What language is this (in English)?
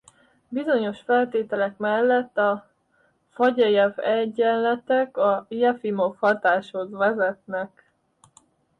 Hungarian